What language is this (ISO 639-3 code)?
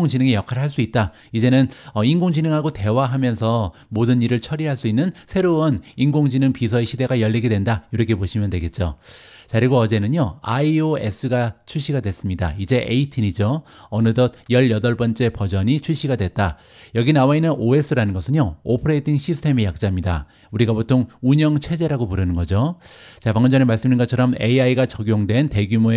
kor